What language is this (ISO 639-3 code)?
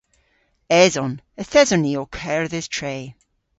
cor